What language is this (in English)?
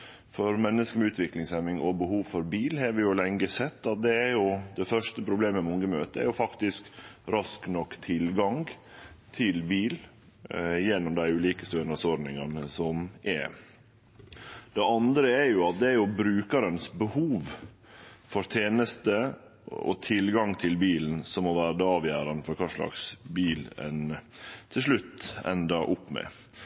Norwegian Nynorsk